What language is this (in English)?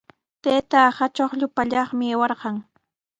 Sihuas Ancash Quechua